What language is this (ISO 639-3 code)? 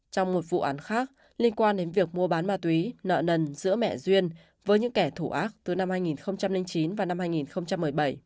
vie